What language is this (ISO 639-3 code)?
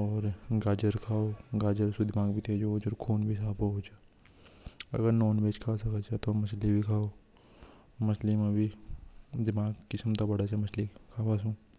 hoj